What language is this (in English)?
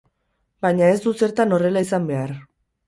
Basque